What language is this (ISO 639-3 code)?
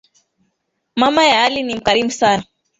swa